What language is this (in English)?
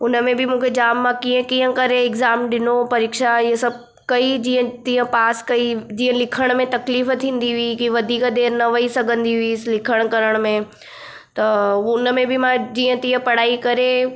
Sindhi